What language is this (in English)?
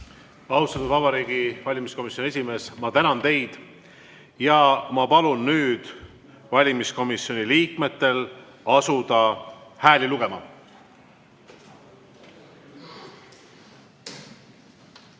Estonian